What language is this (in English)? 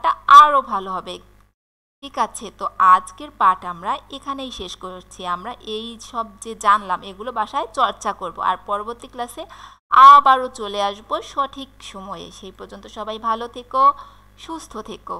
Hindi